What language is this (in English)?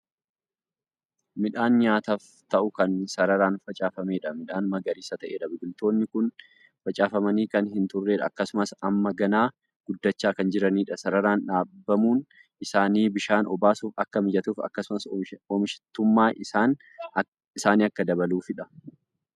Oromo